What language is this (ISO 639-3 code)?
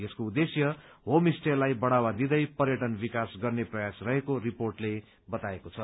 nep